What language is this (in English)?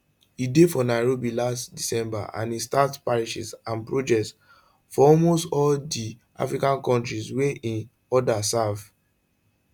Nigerian Pidgin